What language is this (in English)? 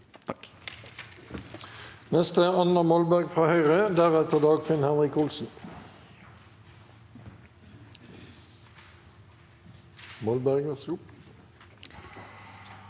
Norwegian